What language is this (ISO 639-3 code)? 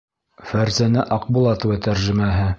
bak